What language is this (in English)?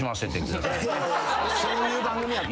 Japanese